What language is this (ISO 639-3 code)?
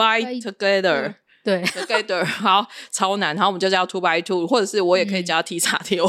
zho